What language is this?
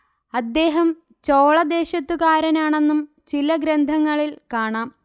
Malayalam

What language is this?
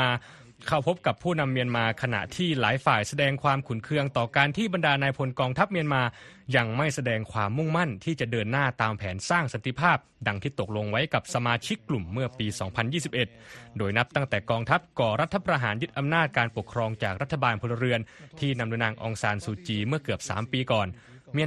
Thai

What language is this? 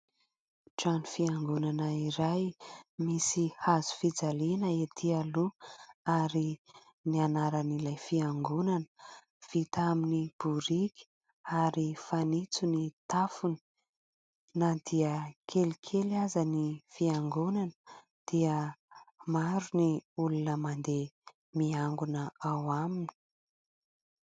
Malagasy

